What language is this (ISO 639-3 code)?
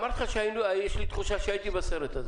heb